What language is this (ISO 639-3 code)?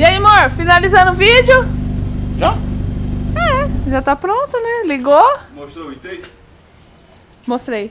por